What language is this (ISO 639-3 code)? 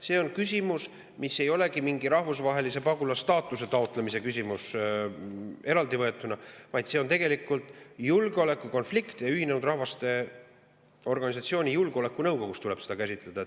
est